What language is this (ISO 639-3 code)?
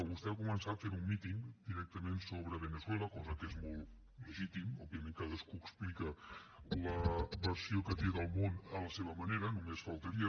cat